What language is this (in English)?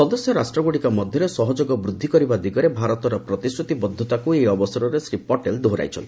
Odia